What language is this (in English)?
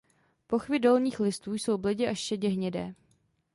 Czech